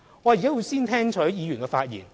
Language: Cantonese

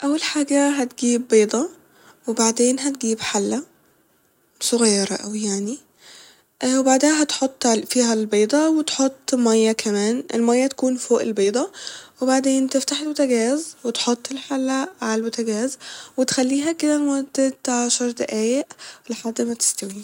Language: Egyptian Arabic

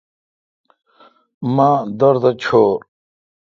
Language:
Kalkoti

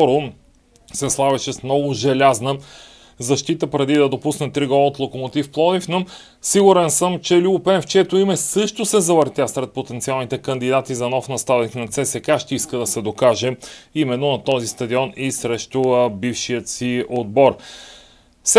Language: Bulgarian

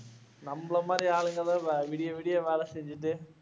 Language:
Tamil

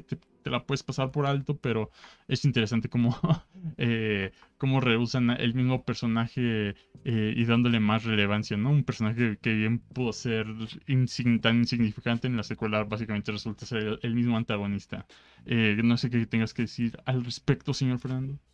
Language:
Spanish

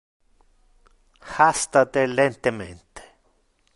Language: Interlingua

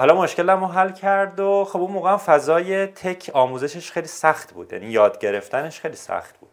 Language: Persian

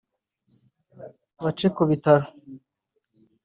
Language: Kinyarwanda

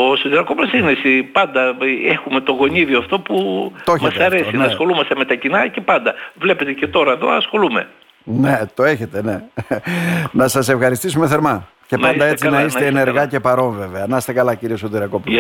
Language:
Greek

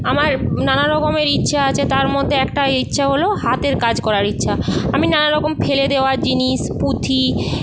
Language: Bangla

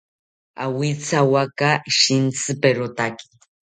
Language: South Ucayali Ashéninka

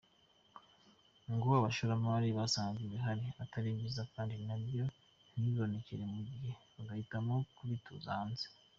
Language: Kinyarwanda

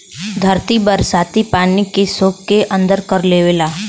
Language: Bhojpuri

